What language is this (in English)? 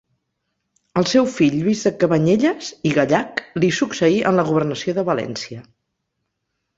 Catalan